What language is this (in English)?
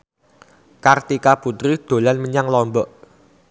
Javanese